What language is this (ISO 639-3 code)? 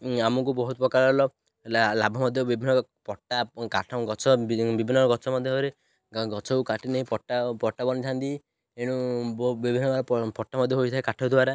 ori